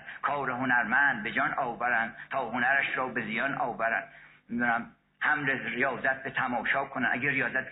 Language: Persian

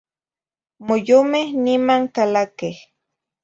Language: Zacatlán-Ahuacatlán-Tepetzintla Nahuatl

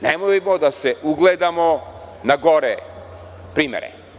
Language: Serbian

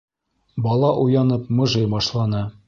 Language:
Bashkir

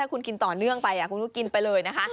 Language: Thai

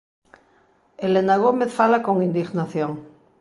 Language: Galician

